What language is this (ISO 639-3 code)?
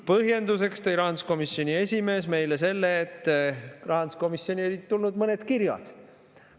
est